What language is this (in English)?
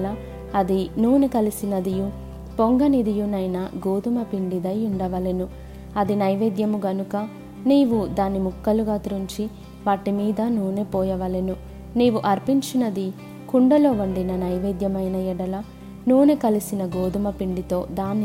Telugu